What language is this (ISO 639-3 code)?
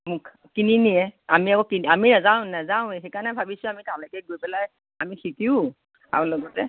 asm